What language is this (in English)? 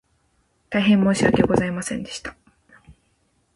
Japanese